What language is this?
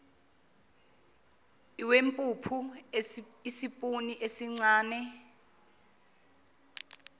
Zulu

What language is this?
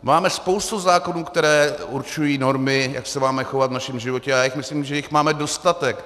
Czech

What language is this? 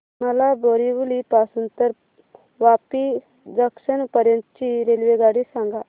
Marathi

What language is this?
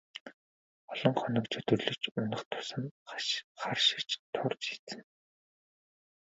Mongolian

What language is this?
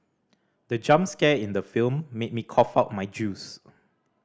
English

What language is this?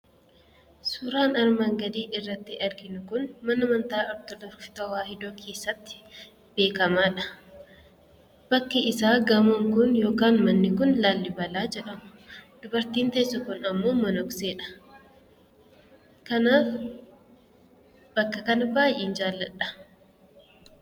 Oromo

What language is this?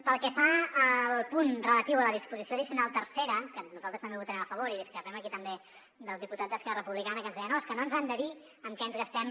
Catalan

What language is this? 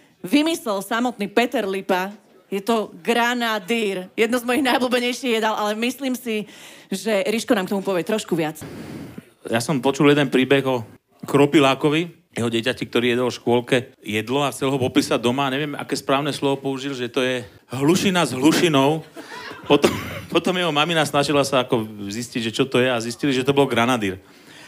Slovak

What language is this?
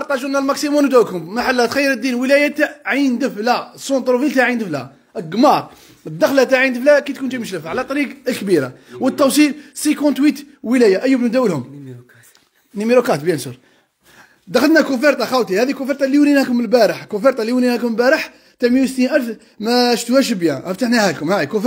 Arabic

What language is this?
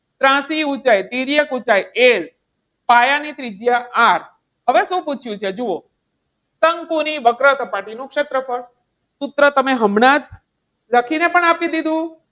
Gujarati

